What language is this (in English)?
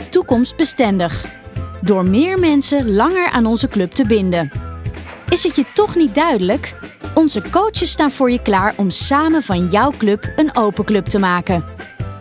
Dutch